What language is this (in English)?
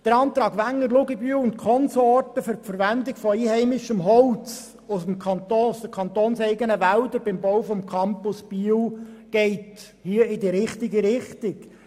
Swiss German